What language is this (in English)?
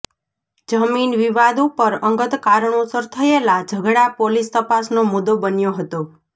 Gujarati